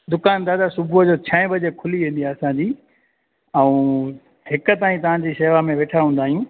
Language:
Sindhi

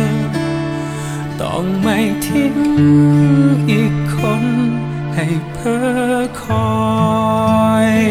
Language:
Thai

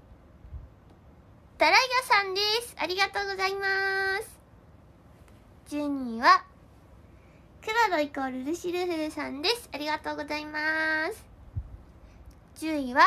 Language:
Japanese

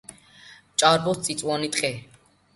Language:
Georgian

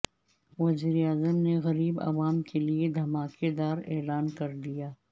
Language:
Urdu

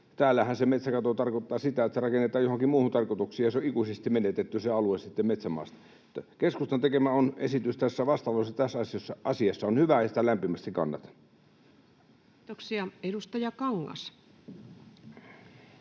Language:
Finnish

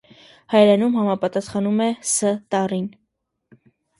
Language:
Armenian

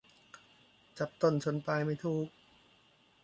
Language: Thai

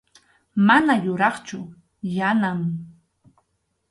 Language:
Arequipa-La Unión Quechua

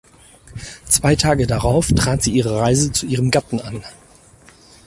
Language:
German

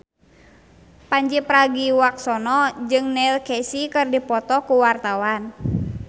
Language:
Sundanese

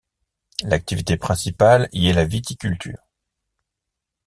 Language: French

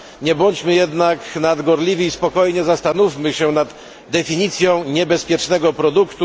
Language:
Polish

